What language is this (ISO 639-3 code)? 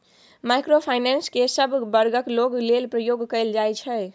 mai